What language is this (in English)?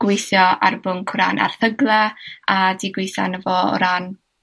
Welsh